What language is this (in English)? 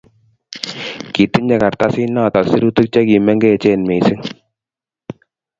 Kalenjin